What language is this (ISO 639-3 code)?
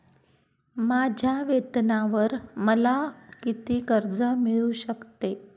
mar